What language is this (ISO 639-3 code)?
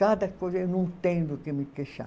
por